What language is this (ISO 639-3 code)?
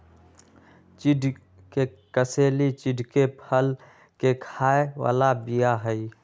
mag